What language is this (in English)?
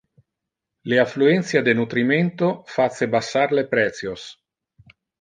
Interlingua